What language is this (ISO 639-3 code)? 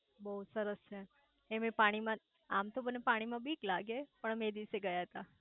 guj